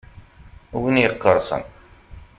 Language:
Kabyle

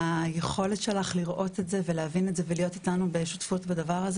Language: Hebrew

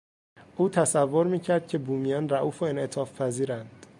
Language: Persian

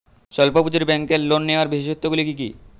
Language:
Bangla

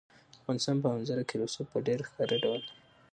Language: Pashto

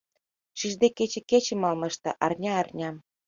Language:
Mari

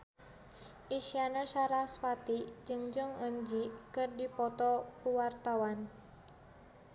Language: Sundanese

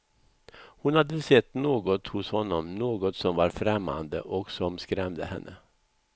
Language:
Swedish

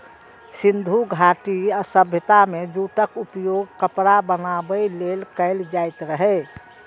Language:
Maithili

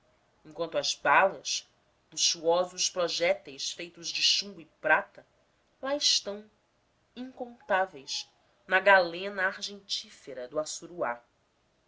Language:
Portuguese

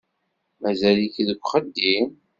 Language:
Kabyle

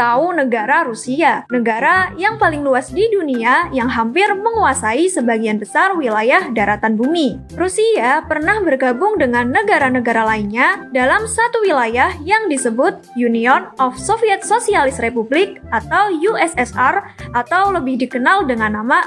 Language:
Indonesian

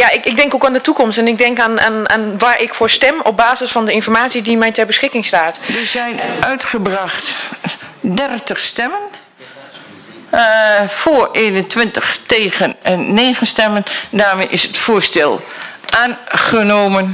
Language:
Dutch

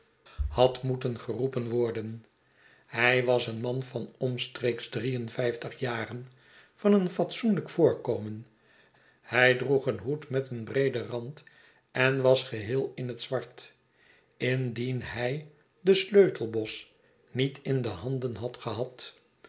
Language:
Dutch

